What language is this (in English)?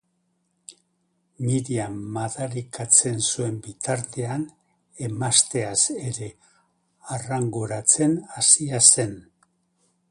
Basque